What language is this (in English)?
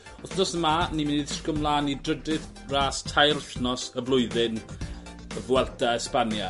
Welsh